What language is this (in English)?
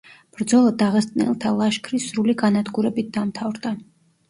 Georgian